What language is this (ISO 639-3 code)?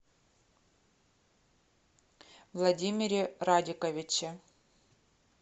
rus